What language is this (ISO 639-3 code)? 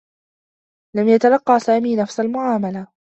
ara